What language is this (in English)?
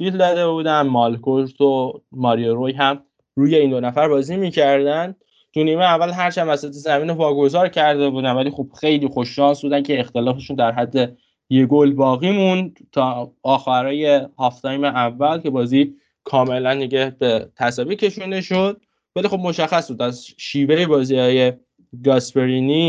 Persian